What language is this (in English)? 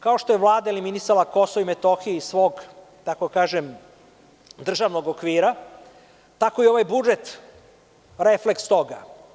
Serbian